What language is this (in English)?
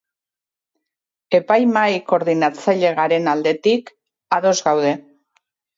Basque